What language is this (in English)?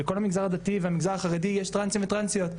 Hebrew